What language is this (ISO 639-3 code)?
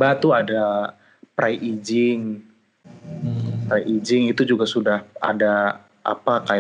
ind